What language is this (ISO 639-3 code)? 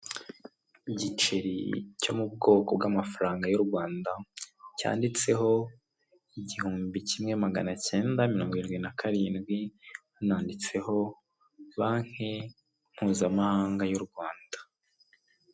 kin